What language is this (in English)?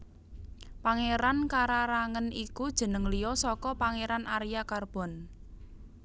Javanese